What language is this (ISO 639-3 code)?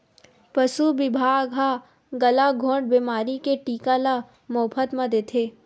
hne